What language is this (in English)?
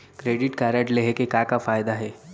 Chhattisgarhi